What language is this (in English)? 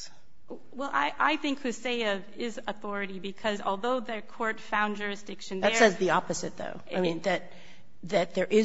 English